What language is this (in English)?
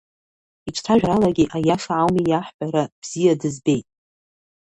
Abkhazian